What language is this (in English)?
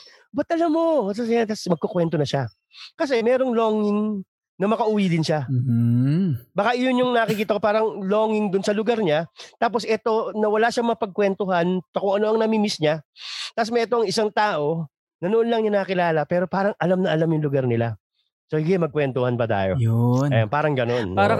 Filipino